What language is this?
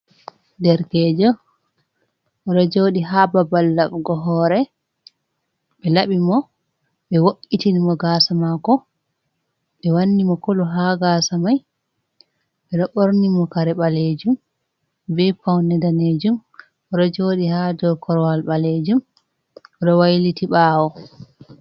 Fula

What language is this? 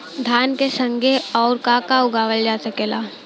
Bhojpuri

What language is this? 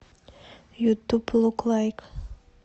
Russian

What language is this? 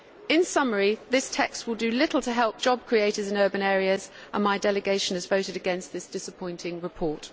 English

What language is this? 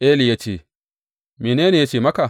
Hausa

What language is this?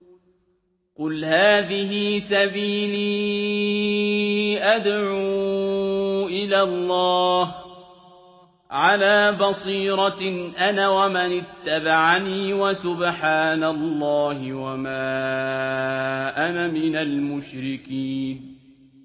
Arabic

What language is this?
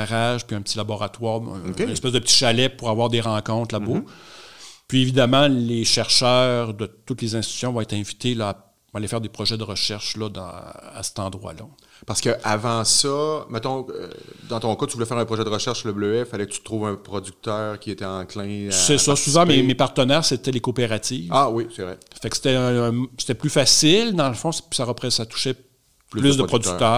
French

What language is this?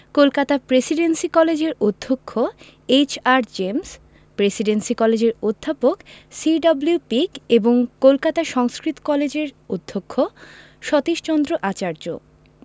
Bangla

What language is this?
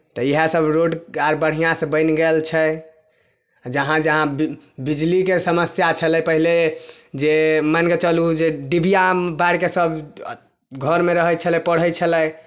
Maithili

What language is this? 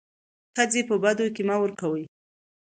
Pashto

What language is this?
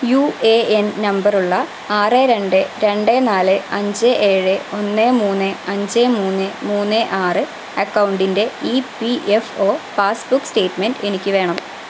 Malayalam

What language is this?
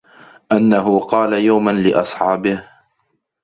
Arabic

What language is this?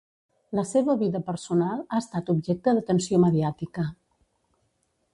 Catalan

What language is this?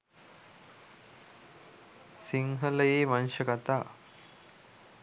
Sinhala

